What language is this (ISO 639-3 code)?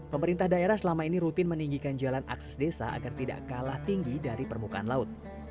ind